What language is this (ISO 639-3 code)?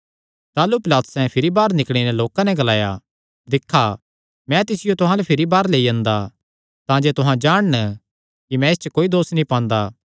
xnr